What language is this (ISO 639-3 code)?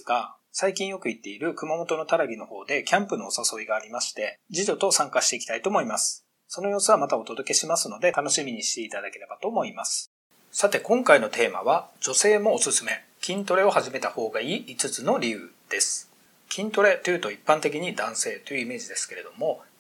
jpn